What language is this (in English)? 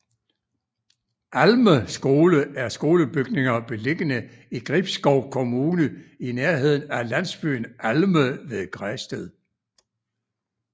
Danish